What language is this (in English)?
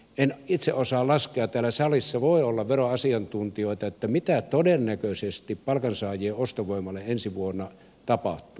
Finnish